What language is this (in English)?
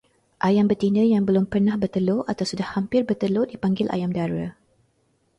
Malay